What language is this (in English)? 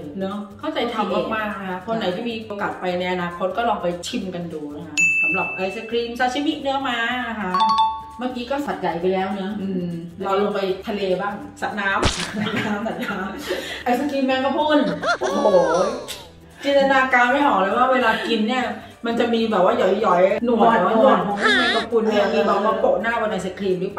Thai